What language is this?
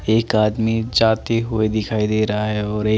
Hindi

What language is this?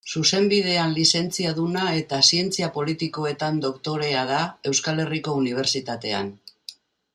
Basque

